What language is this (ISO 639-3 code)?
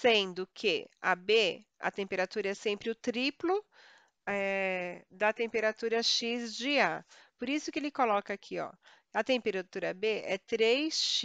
por